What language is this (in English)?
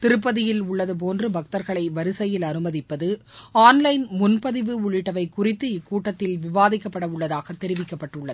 Tamil